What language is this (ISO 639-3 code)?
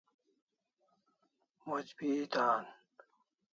kls